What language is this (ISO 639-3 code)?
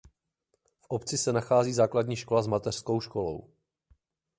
ces